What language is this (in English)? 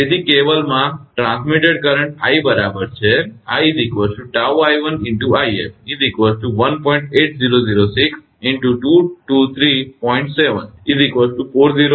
Gujarati